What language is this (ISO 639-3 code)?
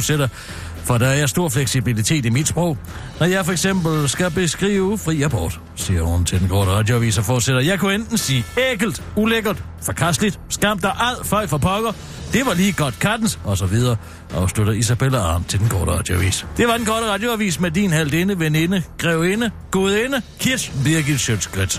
dan